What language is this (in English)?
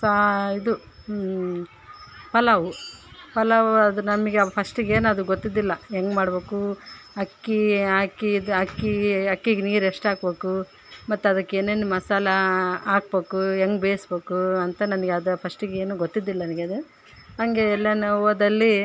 Kannada